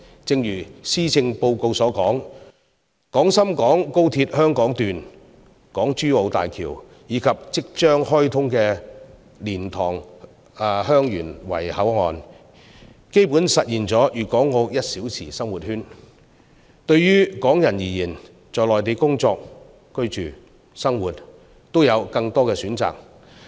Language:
Cantonese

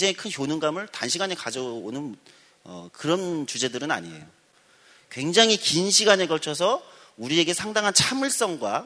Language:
Korean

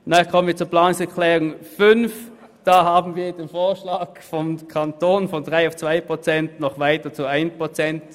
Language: Swiss German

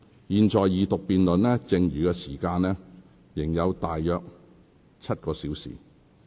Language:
Cantonese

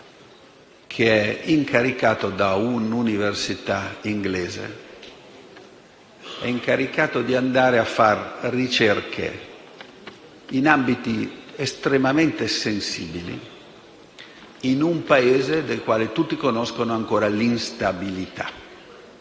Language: Italian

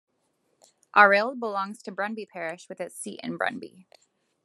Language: English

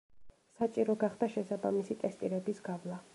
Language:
Georgian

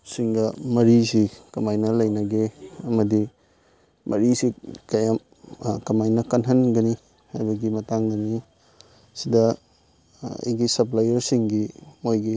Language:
Manipuri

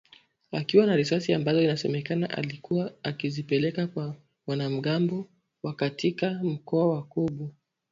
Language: Swahili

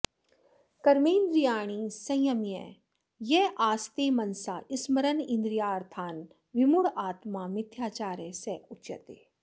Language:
Sanskrit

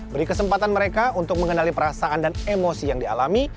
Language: Indonesian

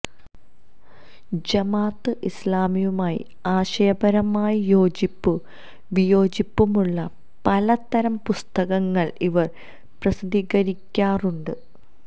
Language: Malayalam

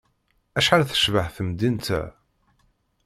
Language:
Kabyle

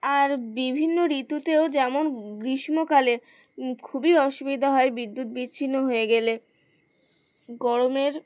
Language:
Bangla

